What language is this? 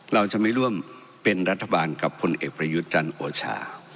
Thai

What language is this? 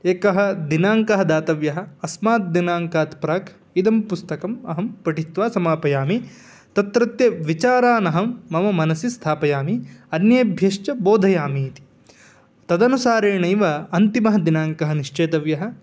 Sanskrit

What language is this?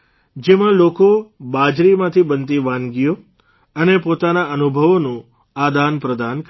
Gujarati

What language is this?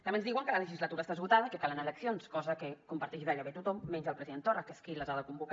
Catalan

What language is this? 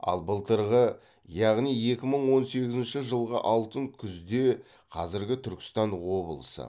Kazakh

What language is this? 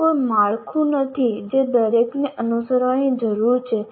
Gujarati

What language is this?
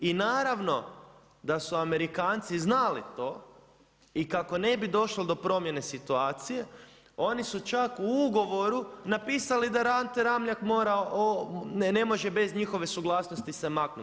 Croatian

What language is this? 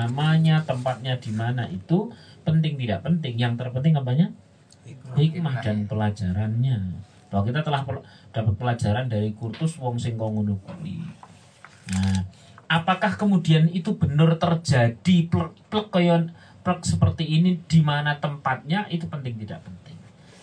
Indonesian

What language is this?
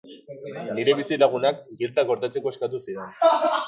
Basque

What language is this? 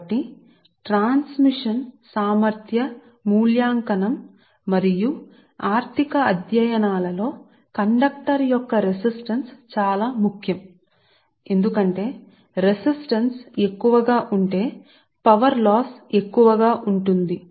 Telugu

